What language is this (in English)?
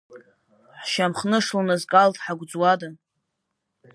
Abkhazian